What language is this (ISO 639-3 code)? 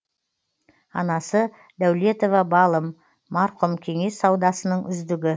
kaz